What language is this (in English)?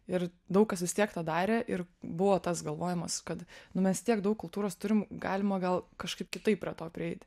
Lithuanian